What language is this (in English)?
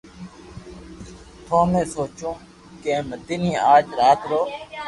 Loarki